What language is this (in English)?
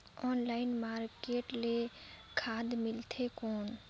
Chhattisgarhi